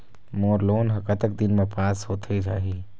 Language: Chhattisgarhi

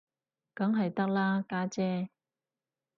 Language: Cantonese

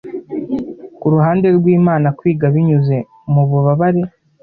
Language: Kinyarwanda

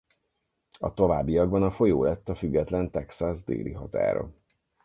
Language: Hungarian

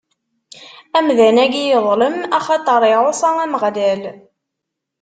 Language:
Kabyle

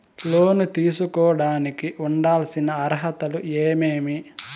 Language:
Telugu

